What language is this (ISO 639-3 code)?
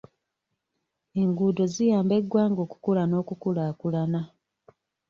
lug